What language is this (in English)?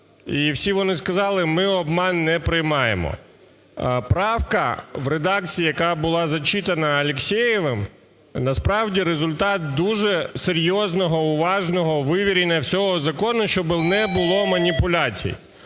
Ukrainian